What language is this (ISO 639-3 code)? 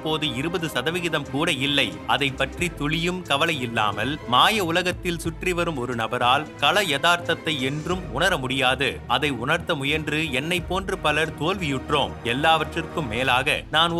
tam